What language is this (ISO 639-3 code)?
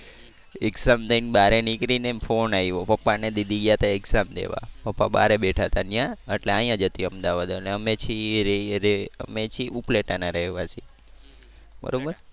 guj